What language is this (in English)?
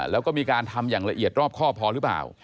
Thai